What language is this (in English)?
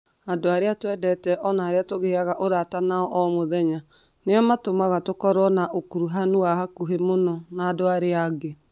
Kikuyu